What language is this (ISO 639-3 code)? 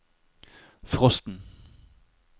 nor